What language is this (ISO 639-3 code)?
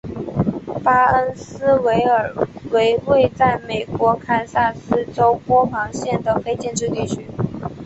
zho